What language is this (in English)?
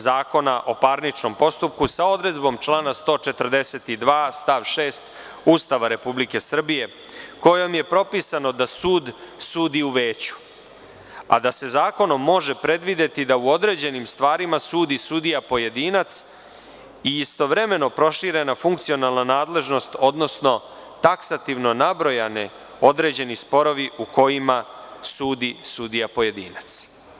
Serbian